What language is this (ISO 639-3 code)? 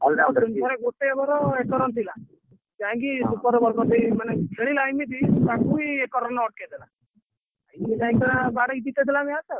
ori